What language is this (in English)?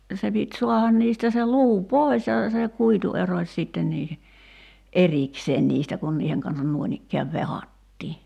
Finnish